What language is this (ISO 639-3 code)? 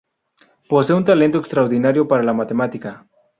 spa